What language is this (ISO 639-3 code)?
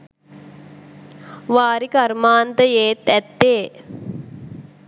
sin